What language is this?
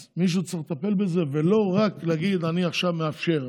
Hebrew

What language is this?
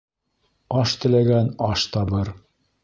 Bashkir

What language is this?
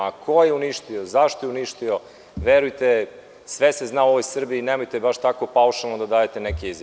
Serbian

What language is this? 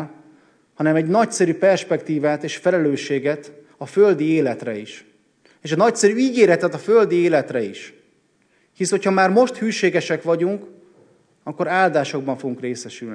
Hungarian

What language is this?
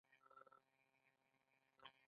Pashto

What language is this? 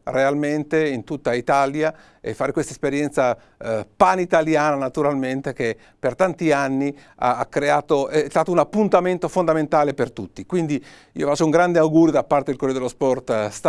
Italian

